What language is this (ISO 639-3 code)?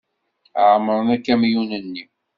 kab